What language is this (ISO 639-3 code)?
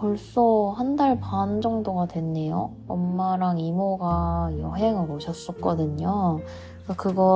kor